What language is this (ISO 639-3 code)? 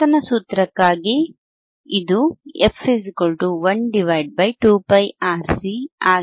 kan